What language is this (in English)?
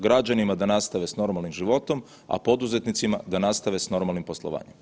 Croatian